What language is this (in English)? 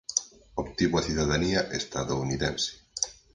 Galician